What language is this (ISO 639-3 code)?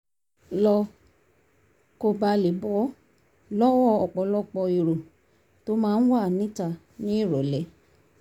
yor